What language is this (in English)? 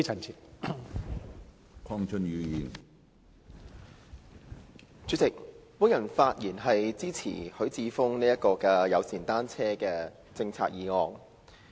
Cantonese